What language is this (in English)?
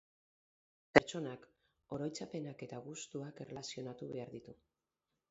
Basque